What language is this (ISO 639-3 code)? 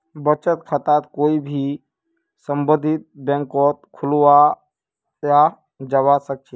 mag